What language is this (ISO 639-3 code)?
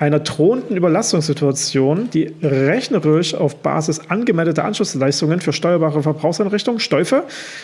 deu